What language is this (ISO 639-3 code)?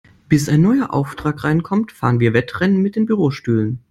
deu